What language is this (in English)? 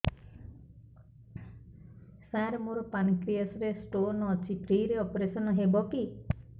Odia